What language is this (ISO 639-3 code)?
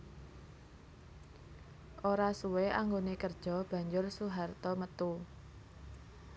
jav